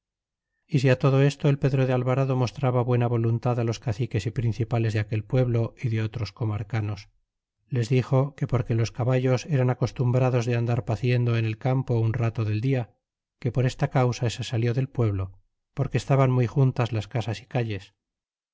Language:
Spanish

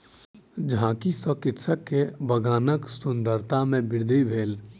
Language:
Maithili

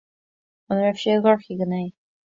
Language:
Irish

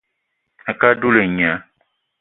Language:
Eton (Cameroon)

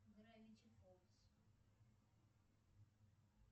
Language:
Russian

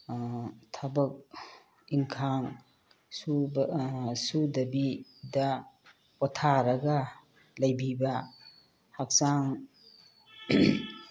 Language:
Manipuri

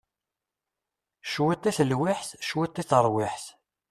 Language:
Kabyle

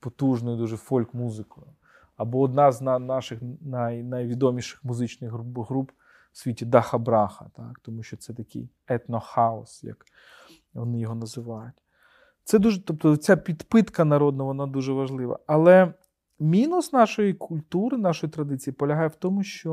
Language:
Ukrainian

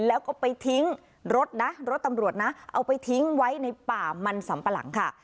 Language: Thai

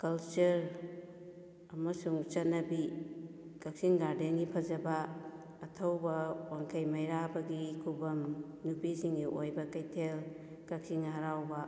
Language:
Manipuri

